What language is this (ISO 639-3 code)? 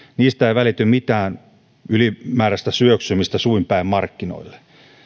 fin